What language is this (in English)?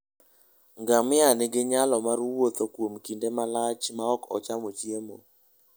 Luo (Kenya and Tanzania)